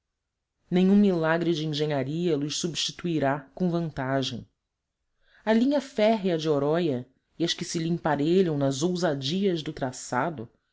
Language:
Portuguese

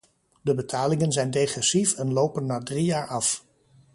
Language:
Dutch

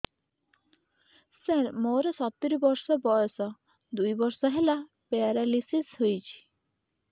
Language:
Odia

